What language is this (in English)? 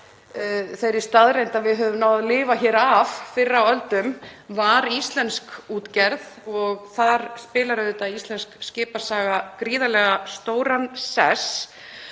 Icelandic